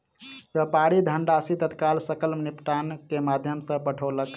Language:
Maithili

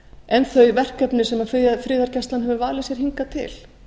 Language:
Icelandic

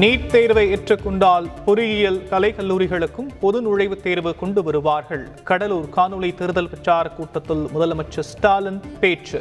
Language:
Tamil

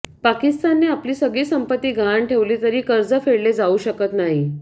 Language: Marathi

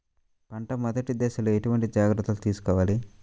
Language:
Telugu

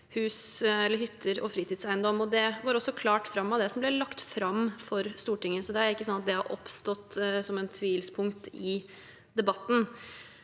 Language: Norwegian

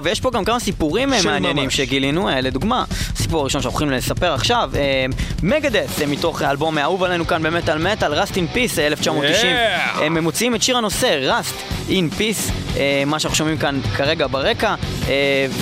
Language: Hebrew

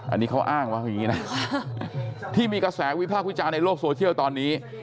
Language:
Thai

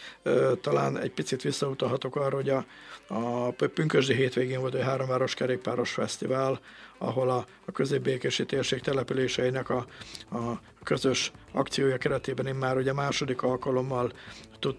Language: Hungarian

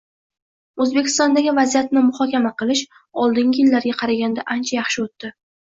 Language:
Uzbek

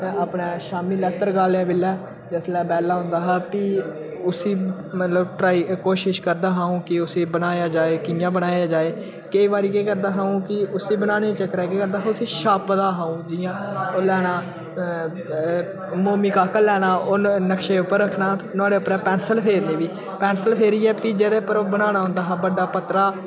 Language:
Dogri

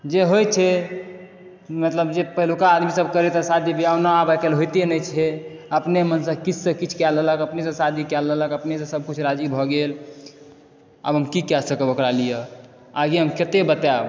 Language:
Maithili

